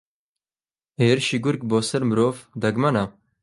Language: Central Kurdish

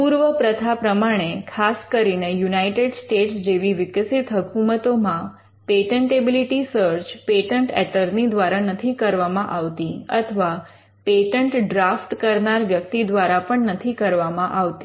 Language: Gujarati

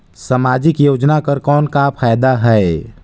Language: Chhattisgarhi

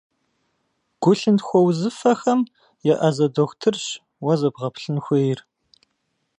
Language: Kabardian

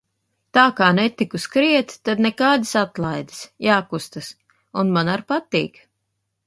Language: Latvian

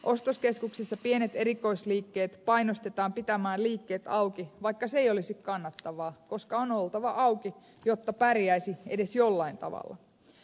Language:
Finnish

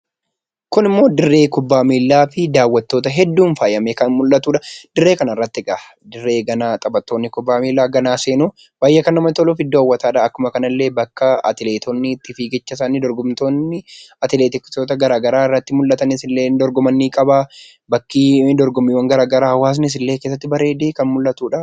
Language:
Oromo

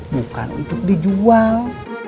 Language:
Indonesian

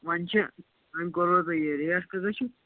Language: Kashmiri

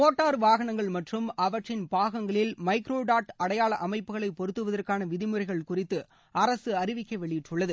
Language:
Tamil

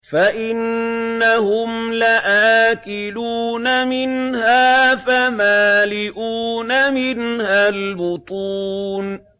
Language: Arabic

